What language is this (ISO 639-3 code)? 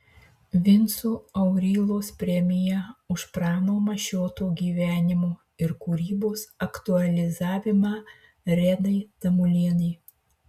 lit